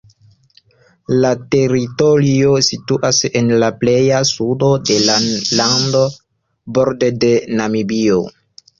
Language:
Esperanto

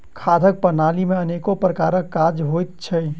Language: Maithili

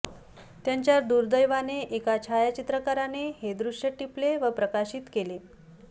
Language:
Marathi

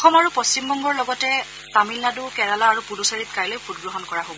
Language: Assamese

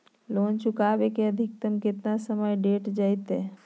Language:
Magahi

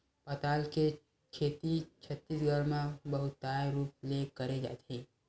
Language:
Chhattisgarhi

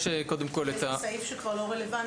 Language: Hebrew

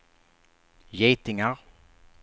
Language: Swedish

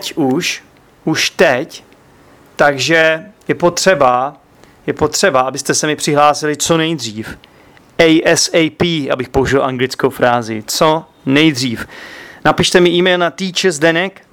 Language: Czech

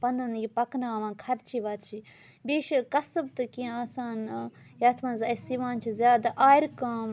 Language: Kashmiri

